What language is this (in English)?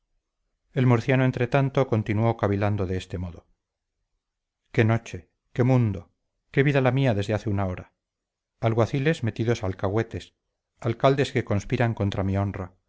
Spanish